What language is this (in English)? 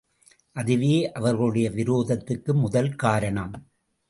Tamil